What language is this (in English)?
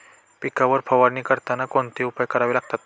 Marathi